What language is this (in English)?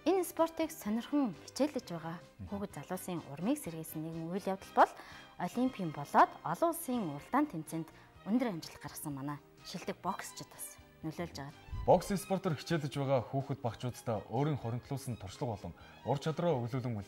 Turkish